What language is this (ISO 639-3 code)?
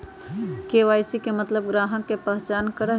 mag